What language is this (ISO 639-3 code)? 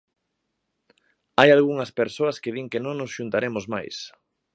glg